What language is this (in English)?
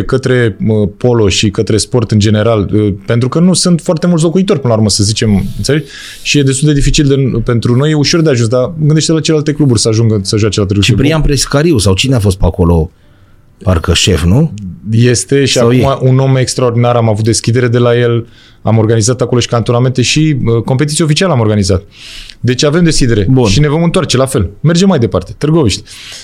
Romanian